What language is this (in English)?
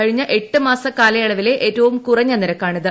Malayalam